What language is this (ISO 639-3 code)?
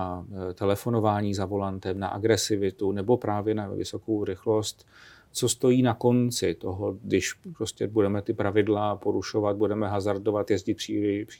ces